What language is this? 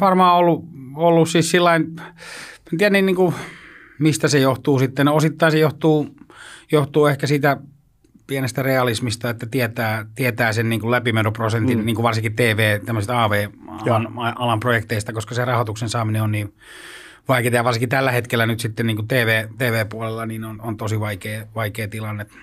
Finnish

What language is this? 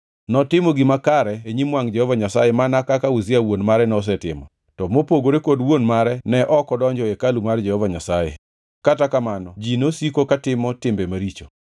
Luo (Kenya and Tanzania)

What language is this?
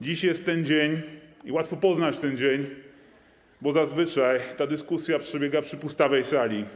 Polish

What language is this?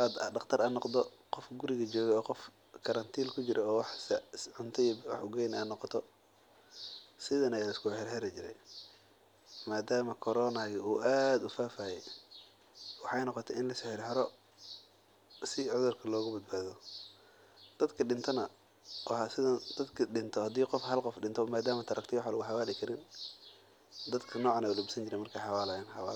Somali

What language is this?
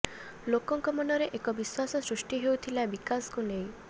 Odia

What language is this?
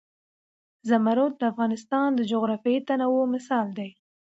Pashto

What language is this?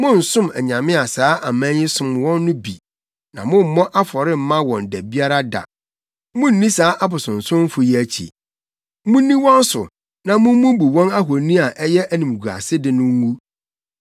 Akan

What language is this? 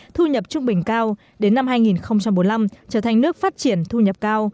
Vietnamese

